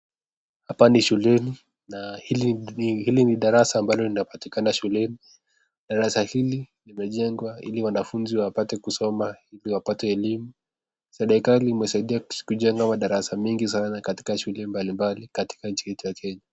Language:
Swahili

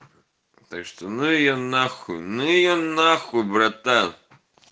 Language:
Russian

